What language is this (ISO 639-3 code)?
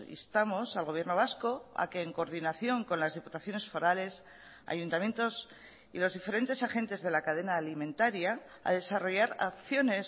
spa